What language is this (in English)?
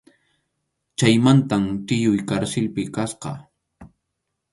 Arequipa-La Unión Quechua